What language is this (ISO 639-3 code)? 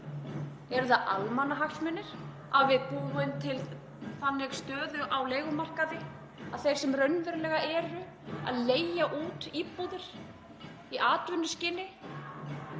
isl